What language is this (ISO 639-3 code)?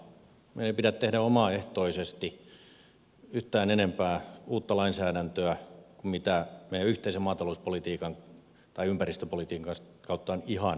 fin